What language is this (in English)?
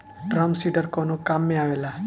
Bhojpuri